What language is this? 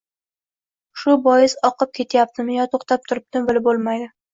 Uzbek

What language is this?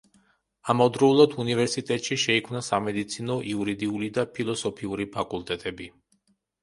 Georgian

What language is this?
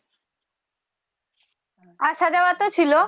Bangla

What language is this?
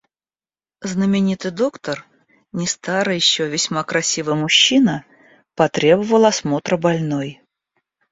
Russian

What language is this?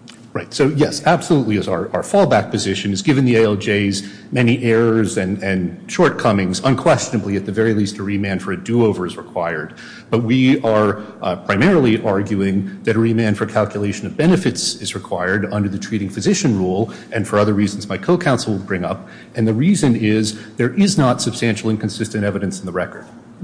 English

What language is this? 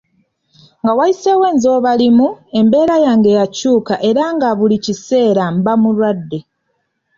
Ganda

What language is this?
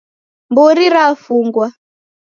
Taita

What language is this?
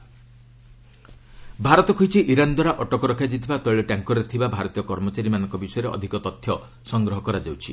Odia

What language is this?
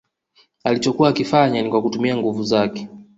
Swahili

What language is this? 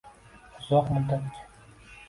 Uzbek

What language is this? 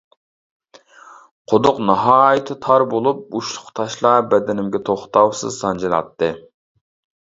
Uyghur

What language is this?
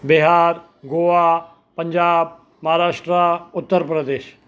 Sindhi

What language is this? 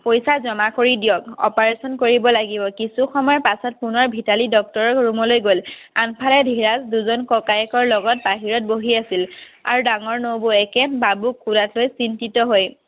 Assamese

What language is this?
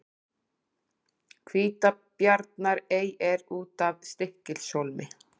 Icelandic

